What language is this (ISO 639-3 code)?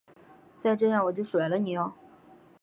zho